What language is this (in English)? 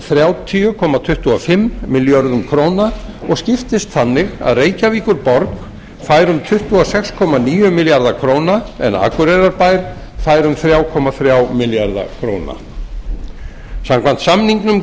Icelandic